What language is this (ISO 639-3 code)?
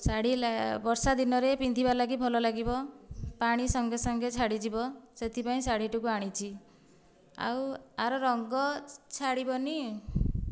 ori